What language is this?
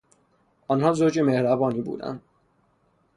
Persian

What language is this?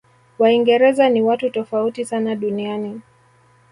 Swahili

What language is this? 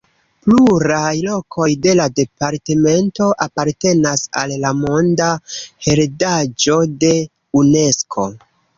Esperanto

